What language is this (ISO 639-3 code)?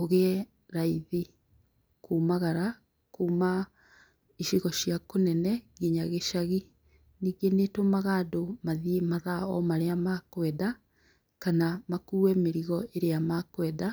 kik